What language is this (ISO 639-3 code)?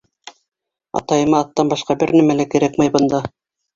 bak